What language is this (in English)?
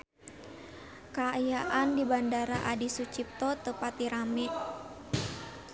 Sundanese